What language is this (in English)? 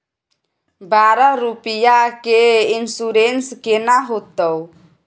Maithili